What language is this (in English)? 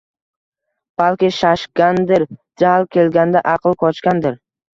Uzbek